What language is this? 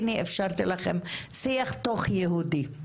Hebrew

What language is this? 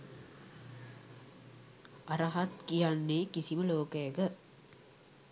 Sinhala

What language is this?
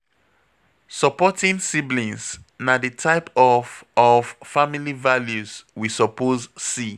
Nigerian Pidgin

